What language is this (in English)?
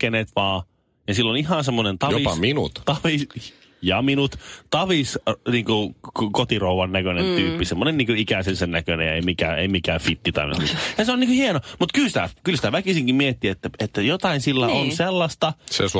Finnish